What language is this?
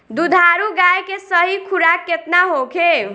Bhojpuri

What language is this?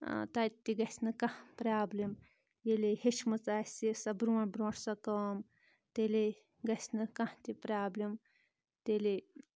Kashmiri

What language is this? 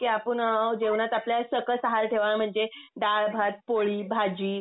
Marathi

